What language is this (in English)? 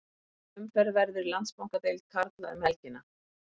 Icelandic